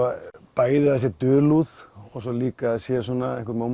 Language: Icelandic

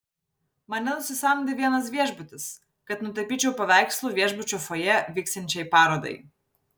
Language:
Lithuanian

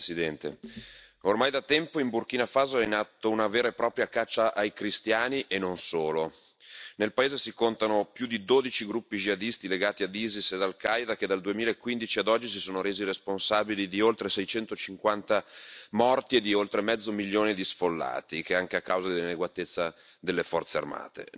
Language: Italian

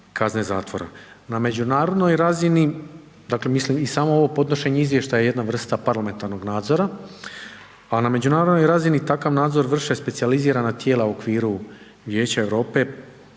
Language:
Croatian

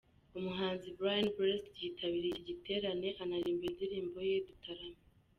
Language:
Kinyarwanda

